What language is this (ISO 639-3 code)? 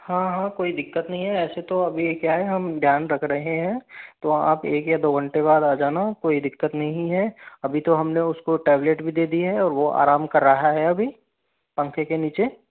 hin